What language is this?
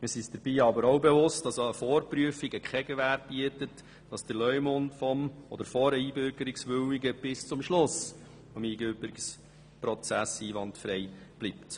Swiss German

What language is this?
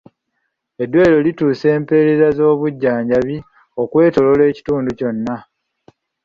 Ganda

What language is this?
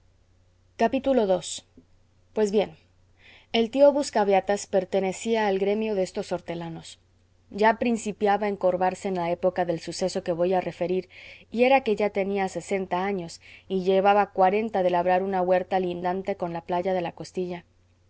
Spanish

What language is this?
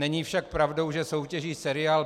Czech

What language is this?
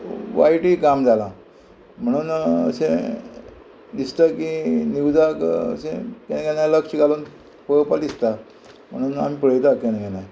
Konkani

